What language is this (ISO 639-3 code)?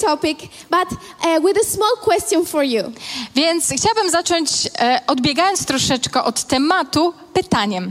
pol